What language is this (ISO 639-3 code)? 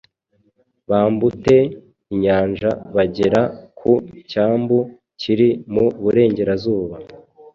kin